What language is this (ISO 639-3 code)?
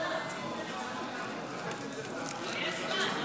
heb